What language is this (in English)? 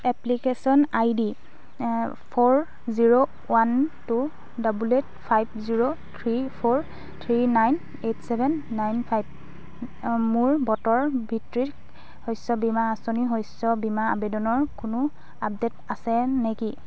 Assamese